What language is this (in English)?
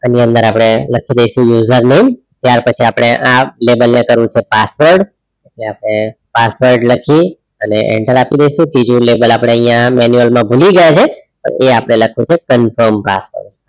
Gujarati